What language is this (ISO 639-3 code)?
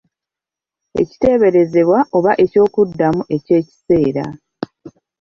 lug